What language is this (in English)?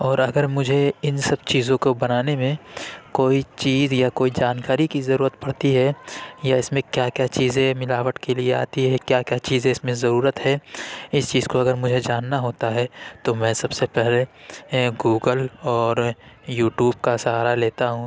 Urdu